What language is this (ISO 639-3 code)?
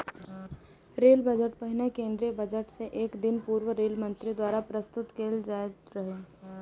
mai